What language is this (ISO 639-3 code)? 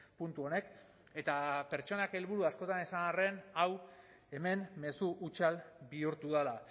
eus